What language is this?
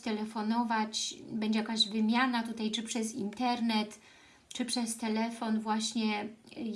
Polish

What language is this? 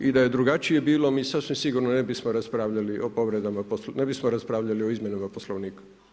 Croatian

